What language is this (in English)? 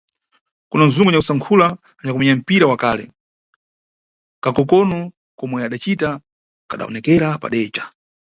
Nyungwe